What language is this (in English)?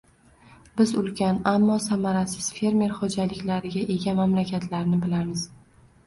Uzbek